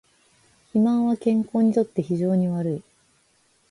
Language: Japanese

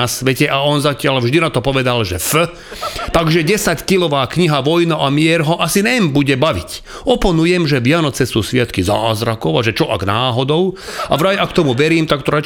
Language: Slovak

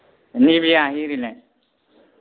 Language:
Bodo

